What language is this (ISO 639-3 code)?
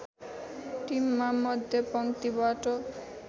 nep